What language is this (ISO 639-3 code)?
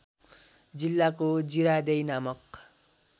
nep